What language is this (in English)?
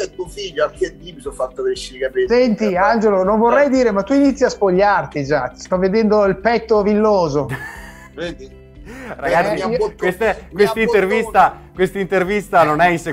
Italian